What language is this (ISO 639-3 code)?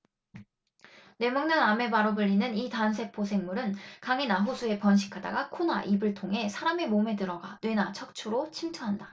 kor